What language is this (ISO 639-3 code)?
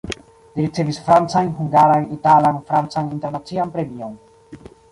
epo